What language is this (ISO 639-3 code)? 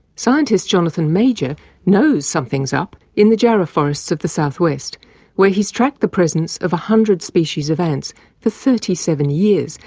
eng